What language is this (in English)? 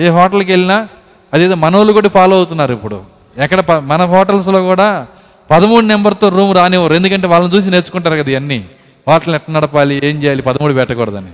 Telugu